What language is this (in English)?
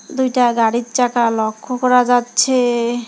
Bangla